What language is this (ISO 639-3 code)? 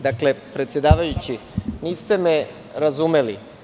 srp